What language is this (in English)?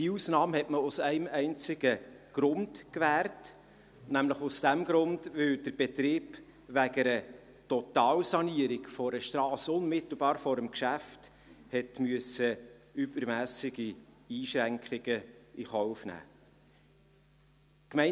Swiss German